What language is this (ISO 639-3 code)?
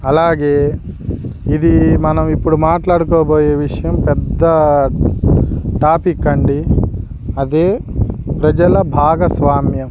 tel